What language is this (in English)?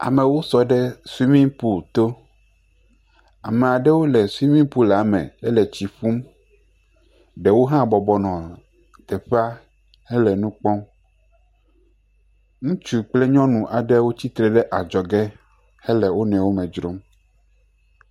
Ewe